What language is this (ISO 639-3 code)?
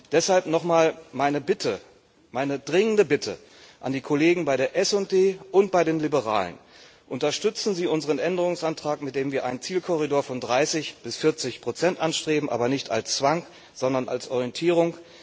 deu